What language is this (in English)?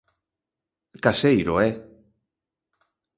Galician